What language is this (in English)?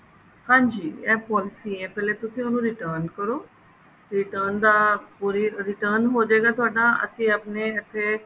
Punjabi